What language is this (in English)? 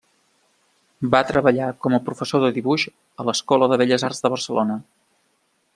Catalan